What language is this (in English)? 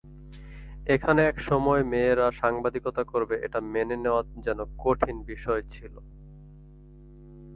Bangla